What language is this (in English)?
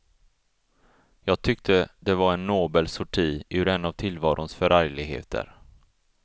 Swedish